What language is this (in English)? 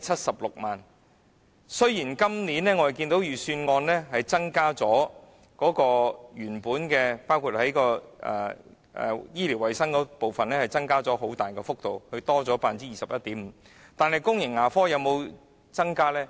Cantonese